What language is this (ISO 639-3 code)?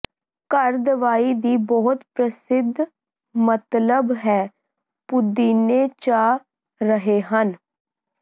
pan